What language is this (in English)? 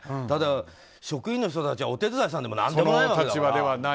Japanese